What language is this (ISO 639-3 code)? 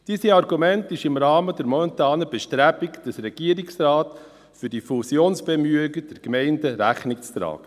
gsw